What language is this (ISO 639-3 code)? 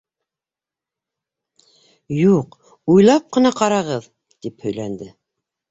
bak